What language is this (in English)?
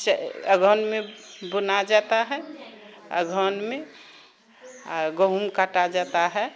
Maithili